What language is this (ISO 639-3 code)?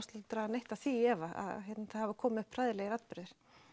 isl